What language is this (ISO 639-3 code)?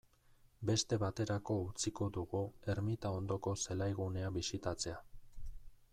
eus